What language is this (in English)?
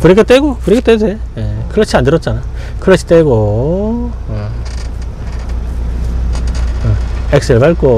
Korean